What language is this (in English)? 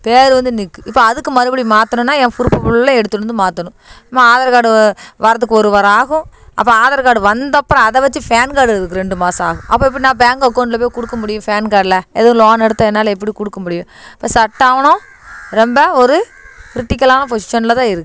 Tamil